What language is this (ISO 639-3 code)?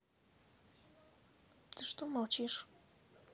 rus